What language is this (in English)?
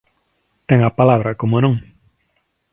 Galician